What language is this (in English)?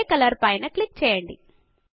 Telugu